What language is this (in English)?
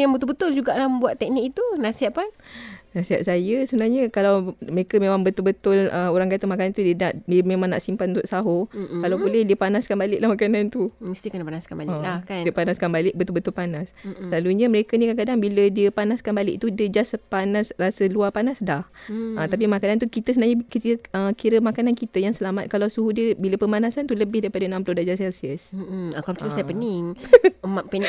Malay